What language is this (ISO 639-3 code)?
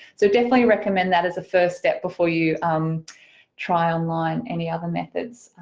eng